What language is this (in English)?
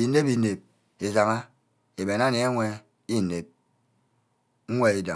Ubaghara